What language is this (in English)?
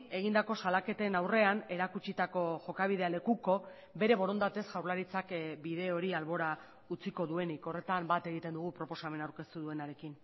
Basque